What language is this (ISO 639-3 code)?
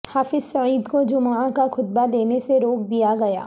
urd